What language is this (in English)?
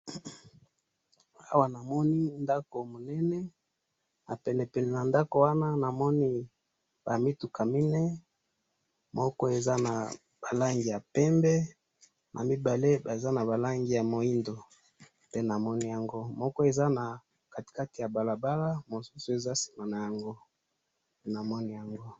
Lingala